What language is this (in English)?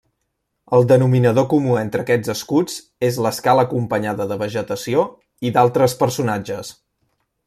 Catalan